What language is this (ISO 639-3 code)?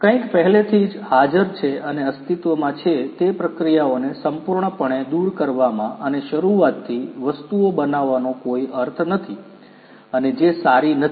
guj